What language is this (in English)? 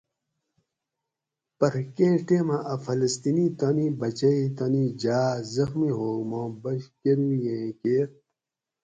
Gawri